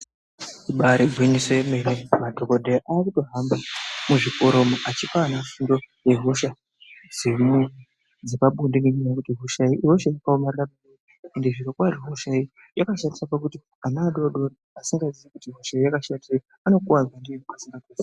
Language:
Ndau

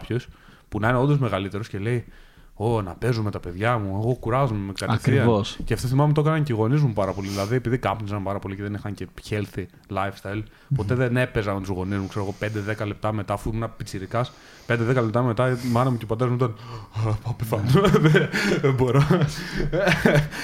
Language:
Greek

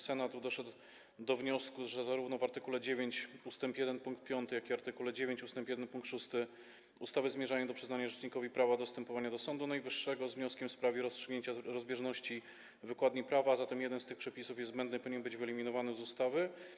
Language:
Polish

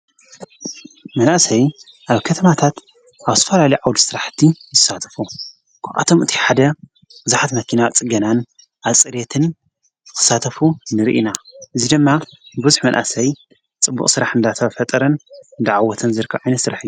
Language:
Tigrinya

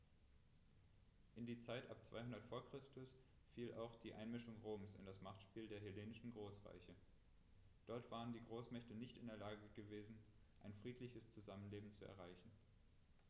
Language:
German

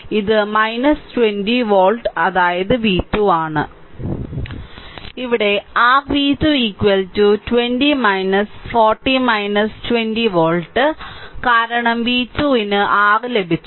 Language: Malayalam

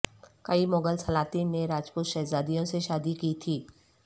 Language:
Urdu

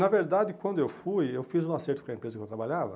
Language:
Portuguese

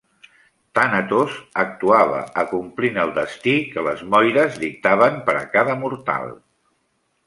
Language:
Catalan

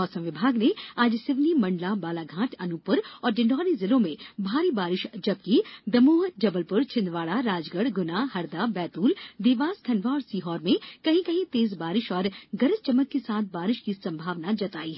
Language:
Hindi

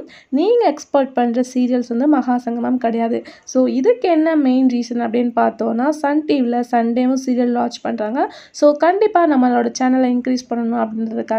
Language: Arabic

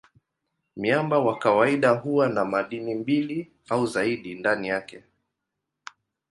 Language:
Swahili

